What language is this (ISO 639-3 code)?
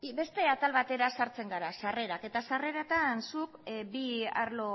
eus